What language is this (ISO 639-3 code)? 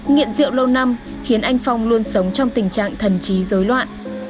vie